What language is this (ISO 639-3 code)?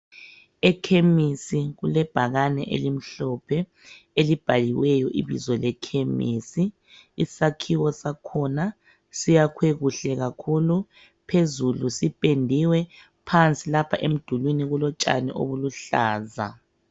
nde